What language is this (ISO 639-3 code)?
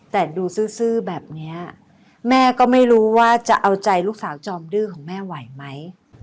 tha